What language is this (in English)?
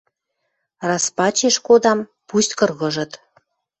Western Mari